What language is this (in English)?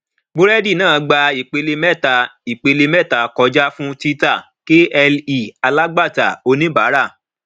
Yoruba